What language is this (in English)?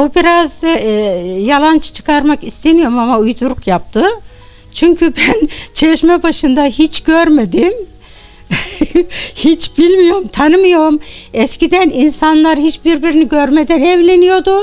Turkish